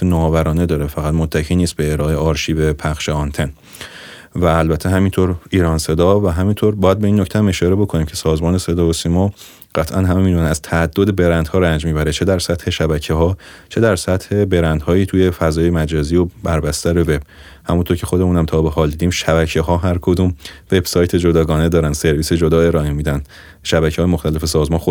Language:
Persian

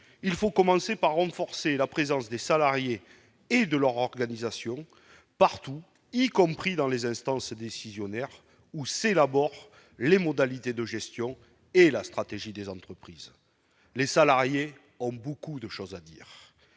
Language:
French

